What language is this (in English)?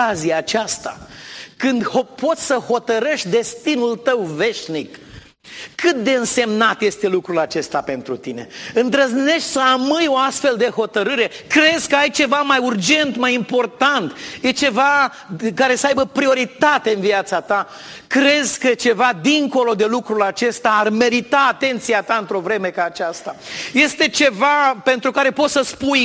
Romanian